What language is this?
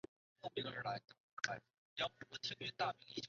Chinese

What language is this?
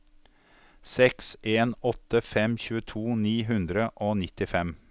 Norwegian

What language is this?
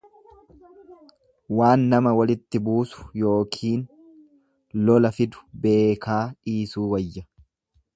Oromo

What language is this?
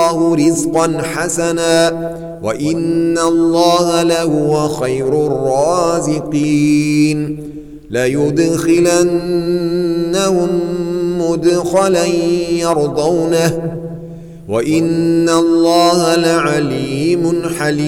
Arabic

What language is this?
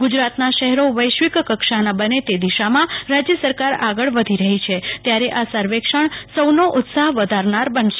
Gujarati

